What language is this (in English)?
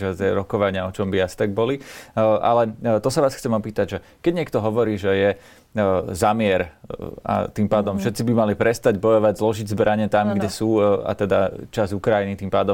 Slovak